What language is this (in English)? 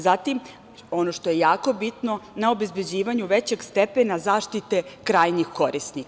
Serbian